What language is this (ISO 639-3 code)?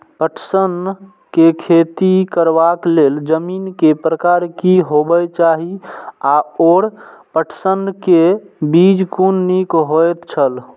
mai